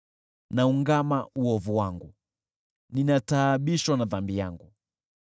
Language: Swahili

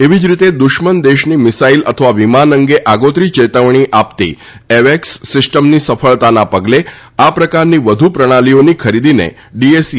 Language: Gujarati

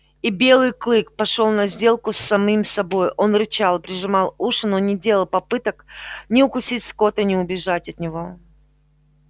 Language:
Russian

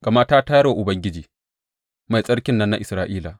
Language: Hausa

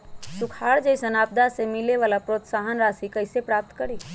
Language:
Magahi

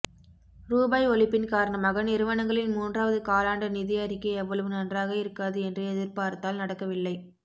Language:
Tamil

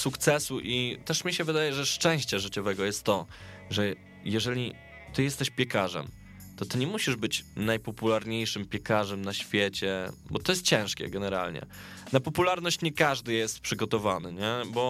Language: Polish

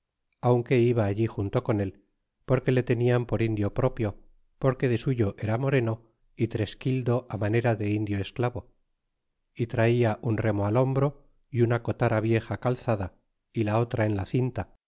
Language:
Spanish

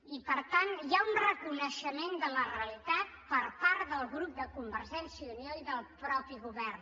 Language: Catalan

